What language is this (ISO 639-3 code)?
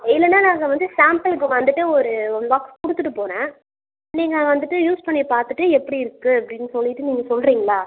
tam